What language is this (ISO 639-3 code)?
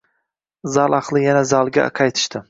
uzb